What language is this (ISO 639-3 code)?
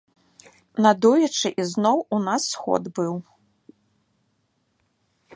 bel